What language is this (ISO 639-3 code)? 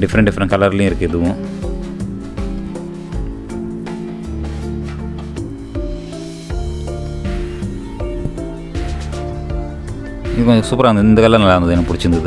eng